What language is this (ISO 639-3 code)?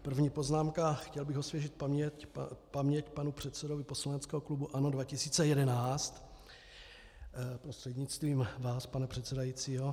ces